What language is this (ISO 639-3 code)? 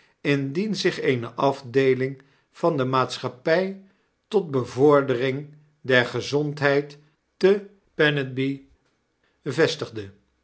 nld